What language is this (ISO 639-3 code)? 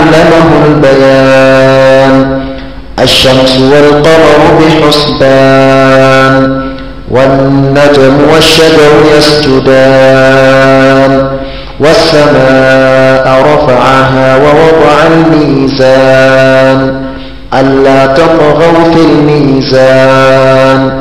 ara